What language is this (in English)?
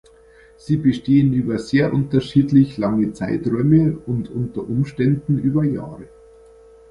German